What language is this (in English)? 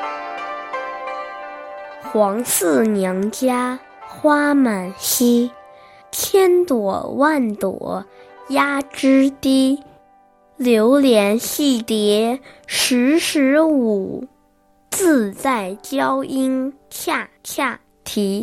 Chinese